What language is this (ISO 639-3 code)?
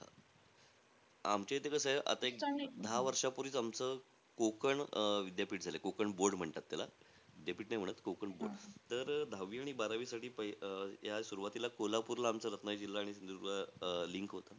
mar